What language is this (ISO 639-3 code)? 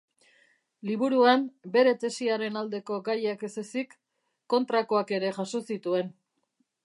eus